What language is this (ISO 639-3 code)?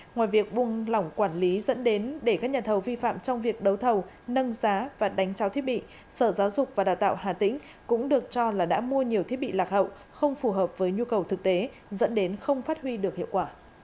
vie